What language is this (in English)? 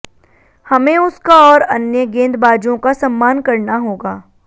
Hindi